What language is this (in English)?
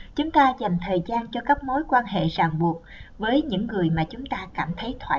Vietnamese